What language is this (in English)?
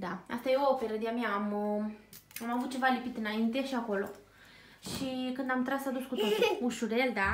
Romanian